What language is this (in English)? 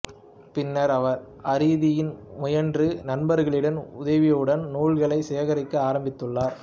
Tamil